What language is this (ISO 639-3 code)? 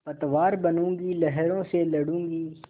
hin